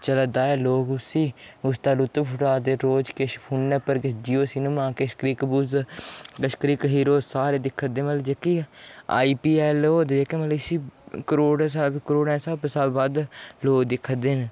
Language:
Dogri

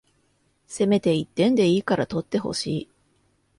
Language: Japanese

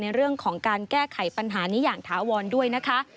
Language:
Thai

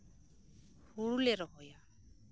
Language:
Santali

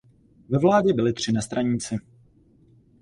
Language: Czech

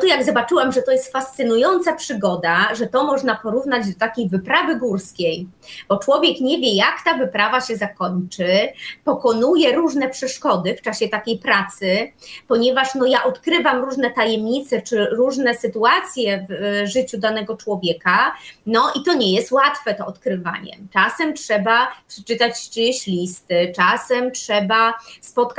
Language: Polish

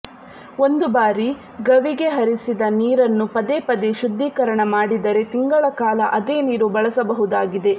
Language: Kannada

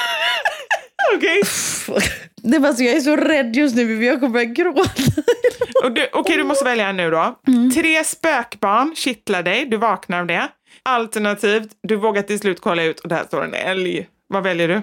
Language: Swedish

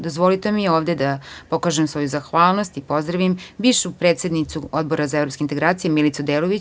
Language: Serbian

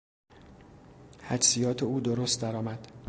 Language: Persian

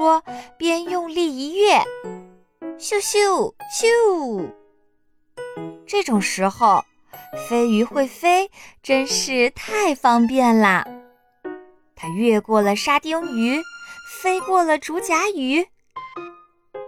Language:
Chinese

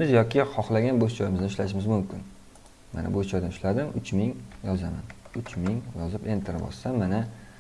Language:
Turkish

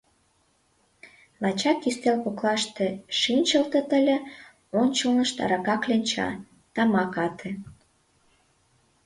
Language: Mari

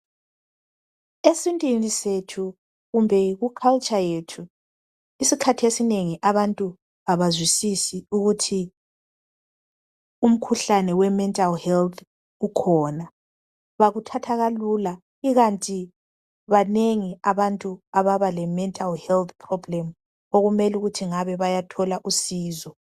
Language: North Ndebele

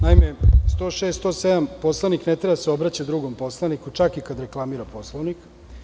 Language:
Serbian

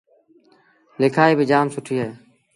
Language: Sindhi Bhil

